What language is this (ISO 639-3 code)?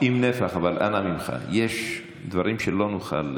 heb